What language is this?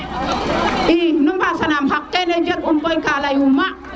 Serer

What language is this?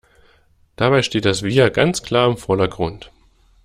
German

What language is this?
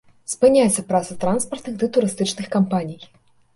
Belarusian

